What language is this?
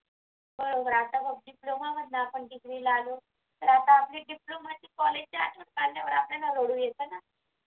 Marathi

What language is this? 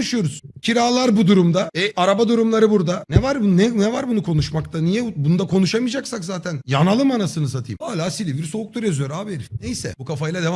Turkish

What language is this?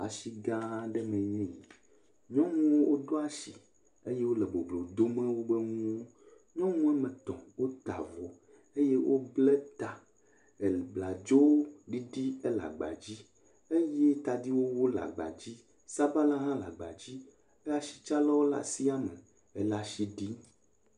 Ewe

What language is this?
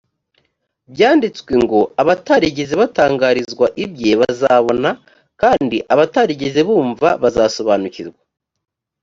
Kinyarwanda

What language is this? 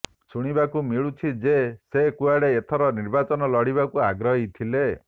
Odia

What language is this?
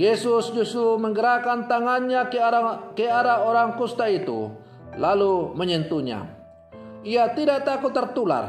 Indonesian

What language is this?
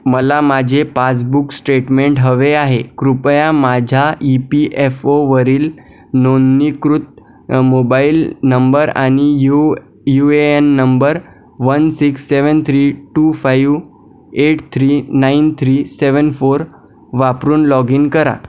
Marathi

